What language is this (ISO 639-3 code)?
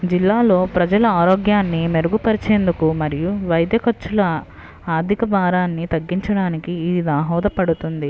tel